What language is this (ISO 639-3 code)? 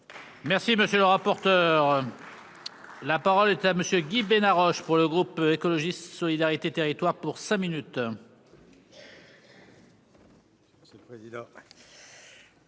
fra